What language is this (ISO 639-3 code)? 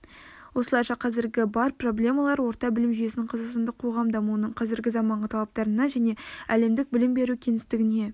kaz